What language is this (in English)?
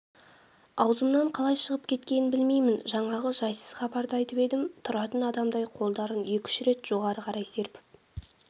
Kazakh